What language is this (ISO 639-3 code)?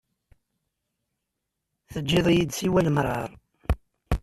kab